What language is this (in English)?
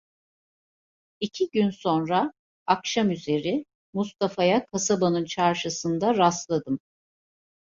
Turkish